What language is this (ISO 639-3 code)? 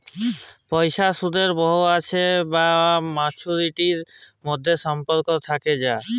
ben